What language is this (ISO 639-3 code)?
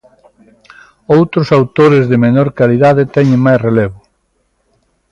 glg